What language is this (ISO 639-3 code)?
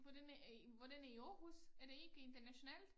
dan